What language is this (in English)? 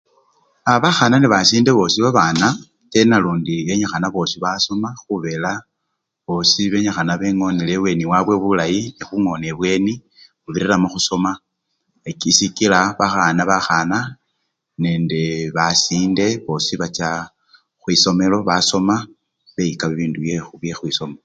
Luyia